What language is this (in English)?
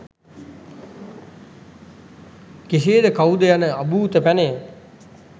Sinhala